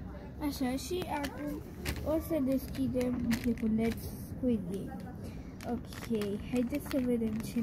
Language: Romanian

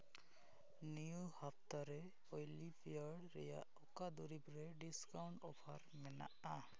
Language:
Santali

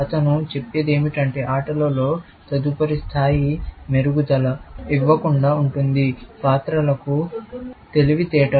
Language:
Telugu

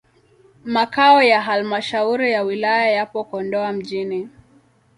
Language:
Swahili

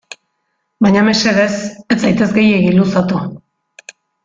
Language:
Basque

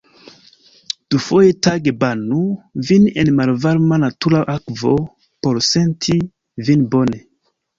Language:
Esperanto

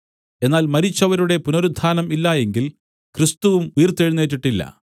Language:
Malayalam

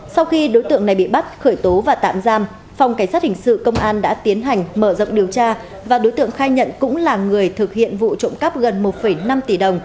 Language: Vietnamese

